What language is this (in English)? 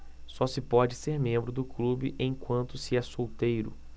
Portuguese